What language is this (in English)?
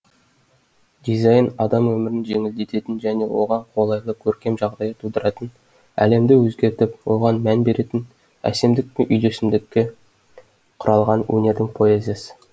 Kazakh